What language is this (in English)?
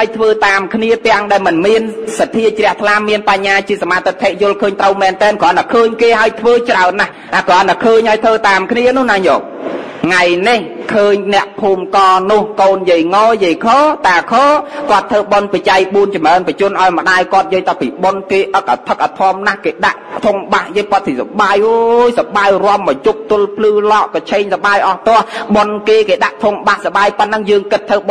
Thai